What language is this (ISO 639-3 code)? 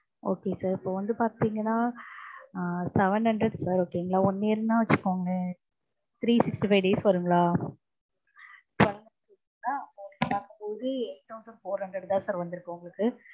tam